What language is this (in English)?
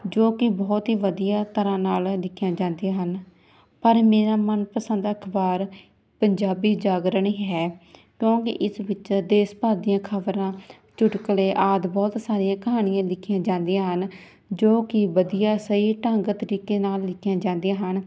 Punjabi